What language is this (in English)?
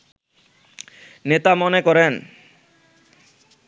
Bangla